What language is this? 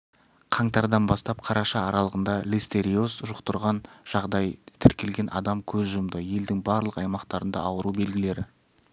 Kazakh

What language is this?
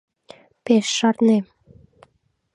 Mari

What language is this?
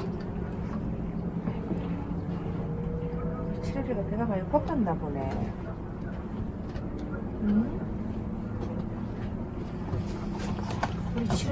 Korean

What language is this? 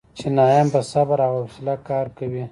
Pashto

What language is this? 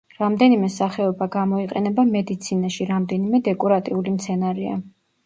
Georgian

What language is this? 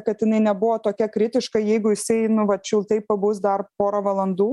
Lithuanian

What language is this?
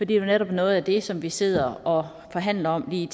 Danish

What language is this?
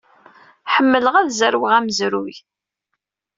Kabyle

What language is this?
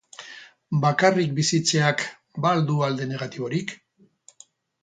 Basque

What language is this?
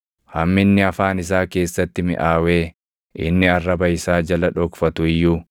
Oromo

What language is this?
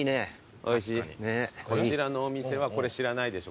Japanese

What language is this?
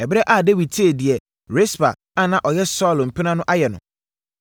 Akan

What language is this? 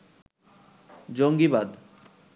Bangla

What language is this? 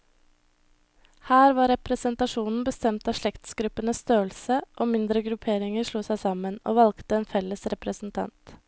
Norwegian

